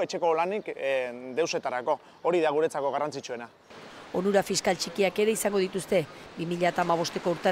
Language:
Romanian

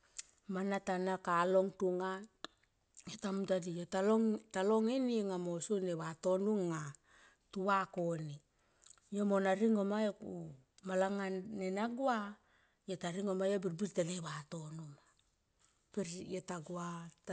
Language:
Tomoip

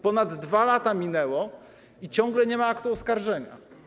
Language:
Polish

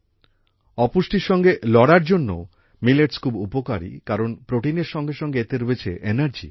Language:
Bangla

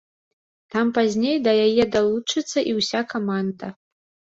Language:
Belarusian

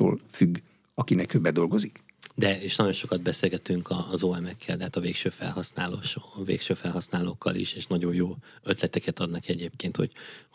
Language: Hungarian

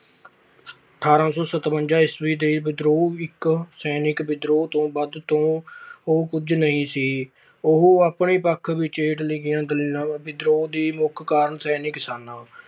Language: Punjabi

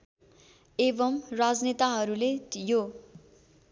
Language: Nepali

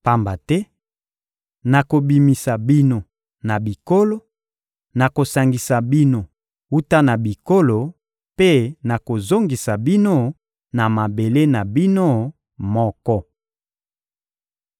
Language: Lingala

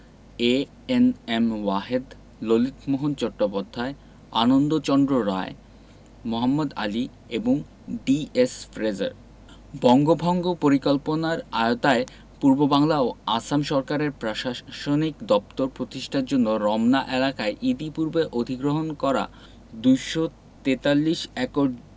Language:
Bangla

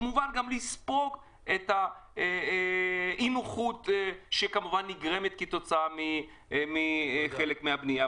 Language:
Hebrew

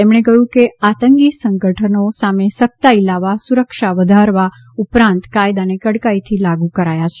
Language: Gujarati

